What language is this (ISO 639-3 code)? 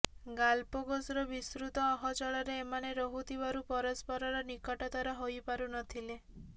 ori